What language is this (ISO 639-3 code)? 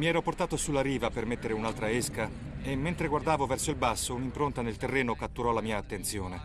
ita